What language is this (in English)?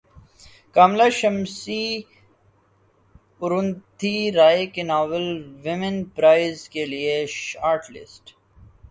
Urdu